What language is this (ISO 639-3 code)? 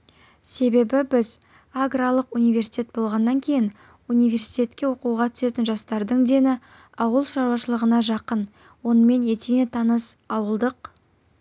kaz